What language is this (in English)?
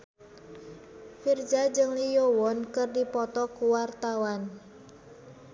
Sundanese